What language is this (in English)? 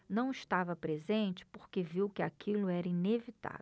Portuguese